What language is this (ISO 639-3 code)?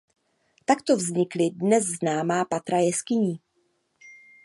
ces